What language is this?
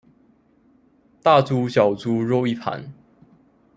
Chinese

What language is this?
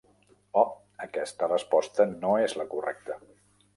Catalan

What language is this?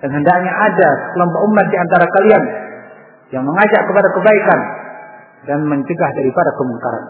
Indonesian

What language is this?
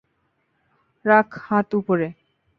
Bangla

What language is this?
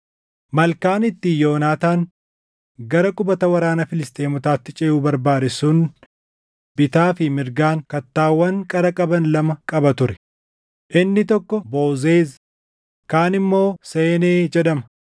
Oromo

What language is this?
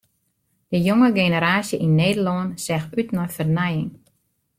Western Frisian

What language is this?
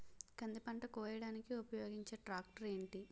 Telugu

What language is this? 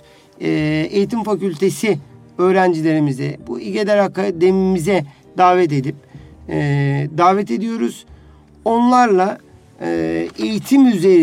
Turkish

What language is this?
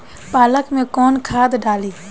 Bhojpuri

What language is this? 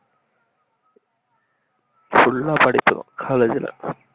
Tamil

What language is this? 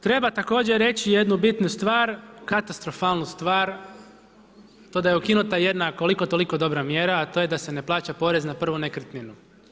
Croatian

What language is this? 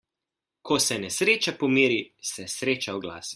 Slovenian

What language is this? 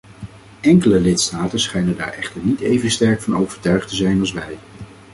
Dutch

